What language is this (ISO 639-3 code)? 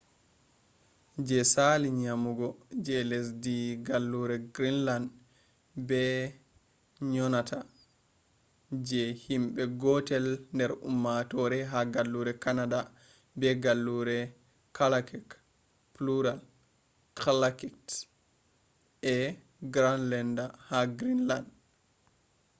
ful